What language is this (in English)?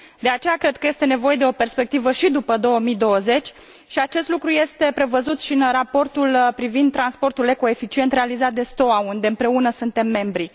Romanian